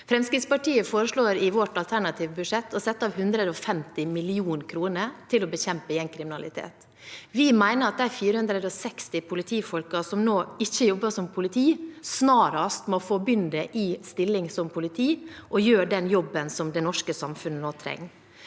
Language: Norwegian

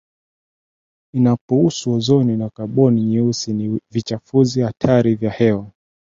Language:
Swahili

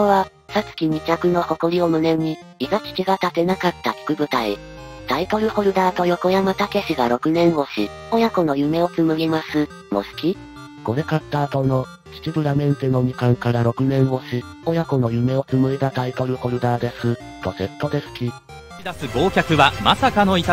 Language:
Japanese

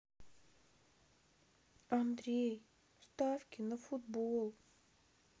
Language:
Russian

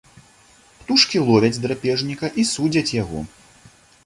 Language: Belarusian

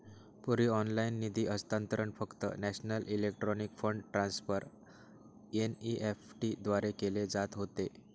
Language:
Marathi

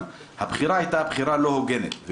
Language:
Hebrew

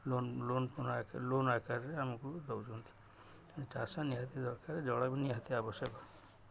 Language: Odia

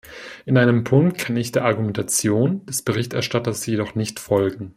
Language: German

